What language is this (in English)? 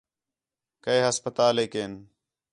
Khetrani